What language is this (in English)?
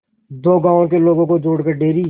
Hindi